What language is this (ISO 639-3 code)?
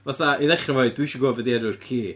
cym